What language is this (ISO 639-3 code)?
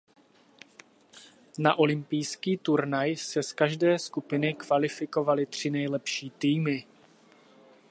ces